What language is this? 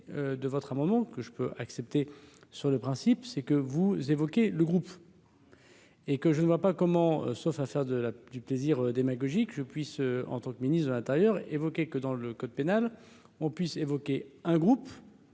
French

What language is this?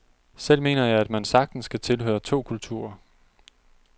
Danish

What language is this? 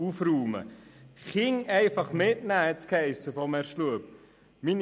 Swiss German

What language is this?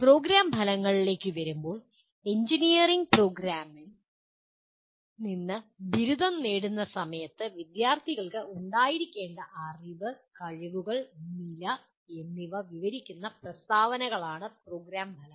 Malayalam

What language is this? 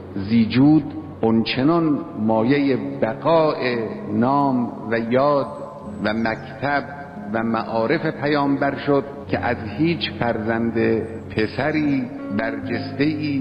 Persian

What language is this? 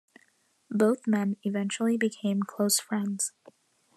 English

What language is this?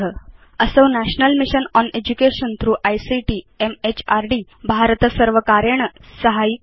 Sanskrit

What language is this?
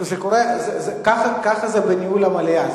Hebrew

